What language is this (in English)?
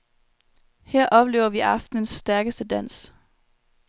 Danish